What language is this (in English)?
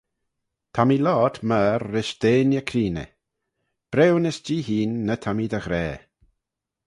Manx